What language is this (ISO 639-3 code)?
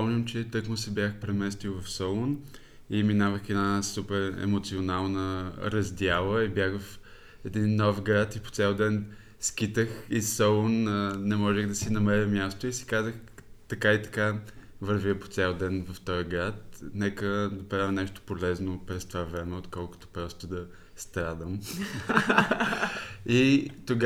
bul